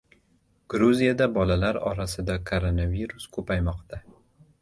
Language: Uzbek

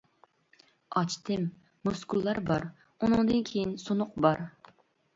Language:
Uyghur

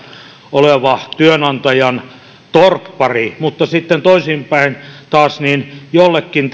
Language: Finnish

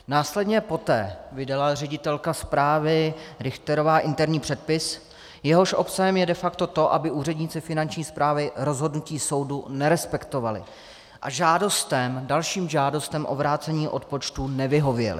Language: Czech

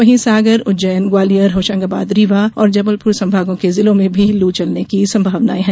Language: Hindi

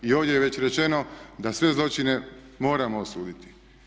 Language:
Croatian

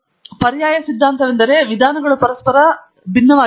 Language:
Kannada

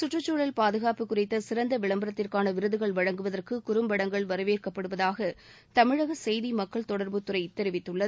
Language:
Tamil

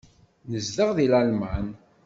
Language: Kabyle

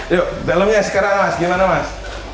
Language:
Indonesian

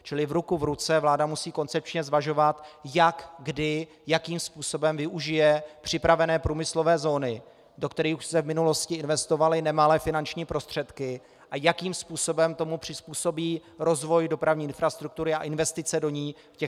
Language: Czech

